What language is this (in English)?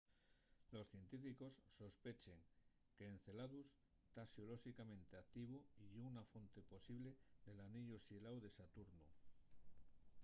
Asturian